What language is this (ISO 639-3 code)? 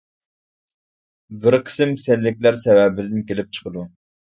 uig